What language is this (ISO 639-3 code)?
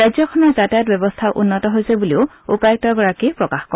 asm